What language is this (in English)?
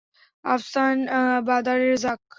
Bangla